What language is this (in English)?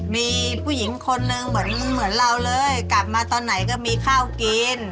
Thai